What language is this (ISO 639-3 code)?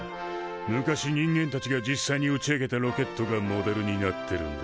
jpn